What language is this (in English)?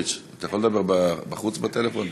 Hebrew